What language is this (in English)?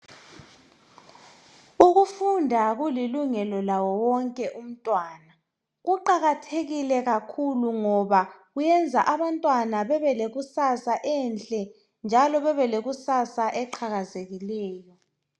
North Ndebele